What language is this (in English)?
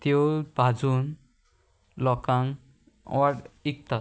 Konkani